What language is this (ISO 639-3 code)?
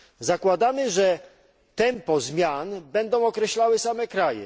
pol